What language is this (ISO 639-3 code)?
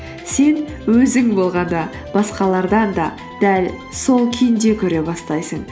kaz